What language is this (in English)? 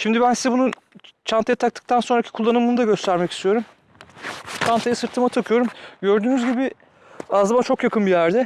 Turkish